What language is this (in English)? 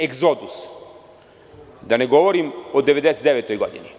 Serbian